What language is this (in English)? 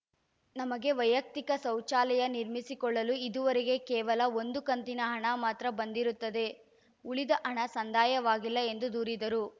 Kannada